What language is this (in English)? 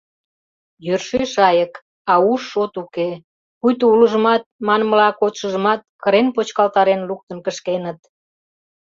Mari